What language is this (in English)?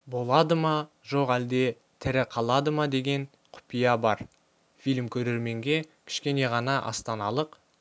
Kazakh